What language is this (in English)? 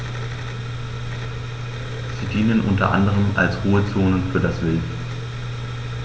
German